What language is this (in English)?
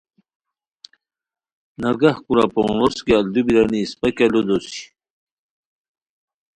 Khowar